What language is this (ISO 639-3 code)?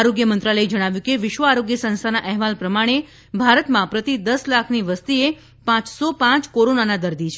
guj